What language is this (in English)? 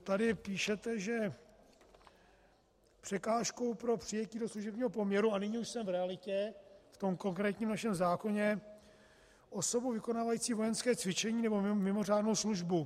Czech